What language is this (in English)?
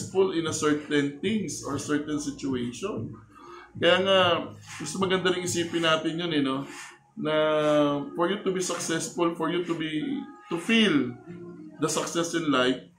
Filipino